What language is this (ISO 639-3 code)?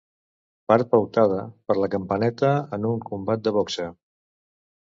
cat